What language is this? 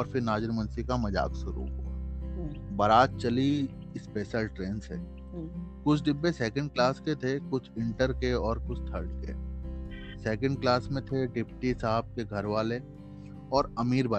Hindi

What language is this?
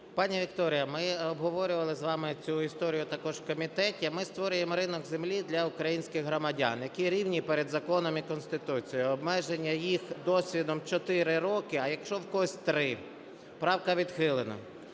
Ukrainian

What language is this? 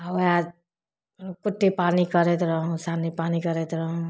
Maithili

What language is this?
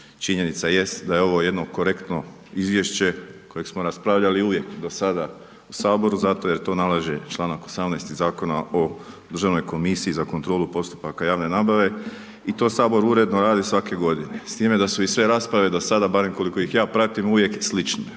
Croatian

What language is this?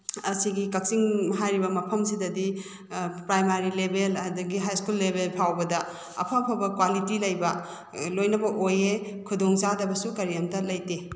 Manipuri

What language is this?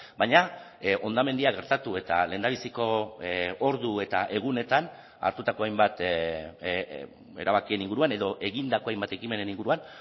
Basque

